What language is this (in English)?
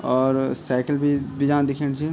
Garhwali